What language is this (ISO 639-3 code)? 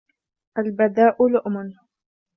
ara